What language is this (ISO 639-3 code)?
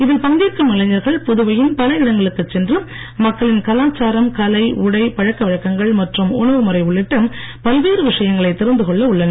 tam